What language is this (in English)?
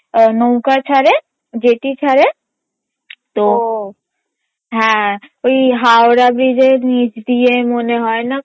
Bangla